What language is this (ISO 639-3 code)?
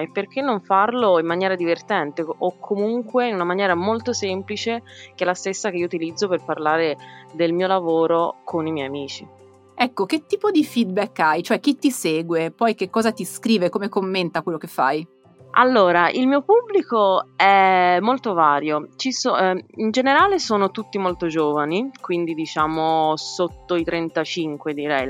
ita